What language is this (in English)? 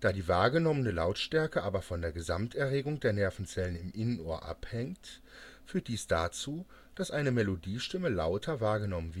German